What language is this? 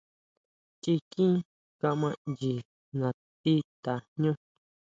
Huautla Mazatec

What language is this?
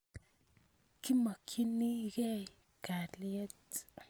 Kalenjin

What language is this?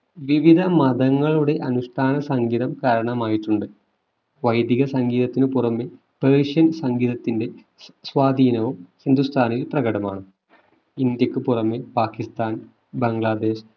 Malayalam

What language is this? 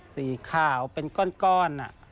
Thai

